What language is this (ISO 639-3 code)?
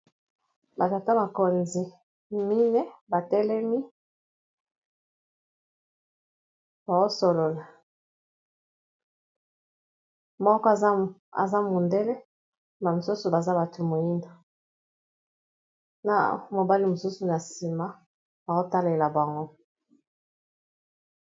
lin